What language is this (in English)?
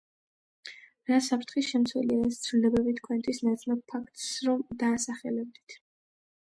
Georgian